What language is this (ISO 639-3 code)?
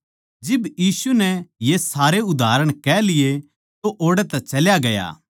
bgc